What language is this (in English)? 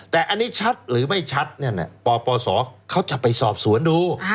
Thai